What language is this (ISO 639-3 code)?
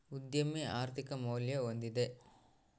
kan